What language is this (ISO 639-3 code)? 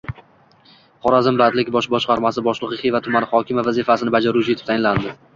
uzb